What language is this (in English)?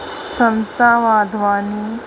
Sindhi